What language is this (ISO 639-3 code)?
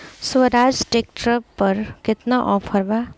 bho